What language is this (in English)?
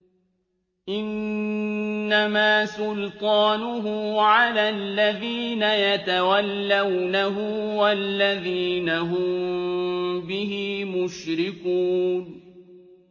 Arabic